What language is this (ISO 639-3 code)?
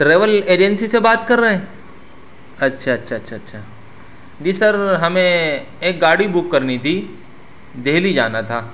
urd